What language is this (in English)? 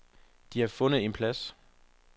Danish